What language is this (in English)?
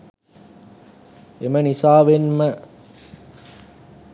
Sinhala